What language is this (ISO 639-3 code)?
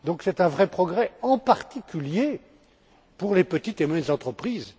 fra